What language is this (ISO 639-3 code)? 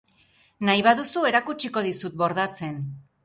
eus